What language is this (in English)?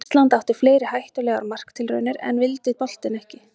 Icelandic